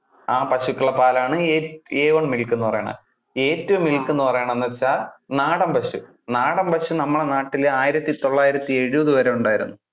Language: Malayalam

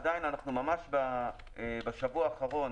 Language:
Hebrew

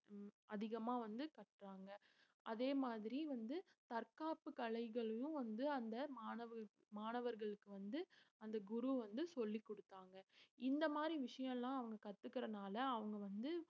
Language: Tamil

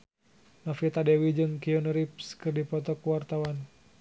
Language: Sundanese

